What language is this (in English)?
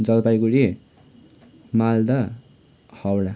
Nepali